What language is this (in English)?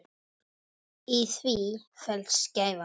Icelandic